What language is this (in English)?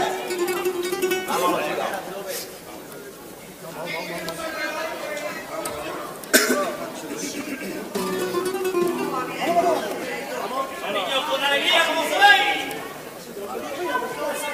Spanish